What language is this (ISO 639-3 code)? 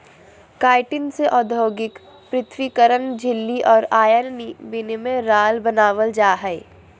mag